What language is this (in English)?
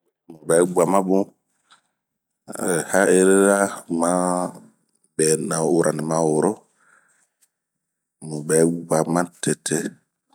Bomu